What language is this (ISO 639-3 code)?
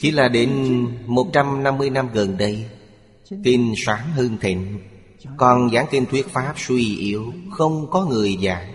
vie